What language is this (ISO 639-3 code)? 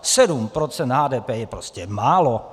ces